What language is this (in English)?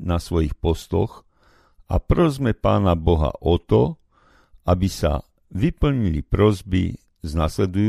Slovak